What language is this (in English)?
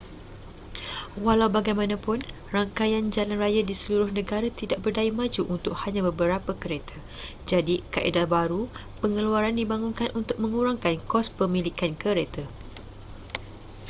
Malay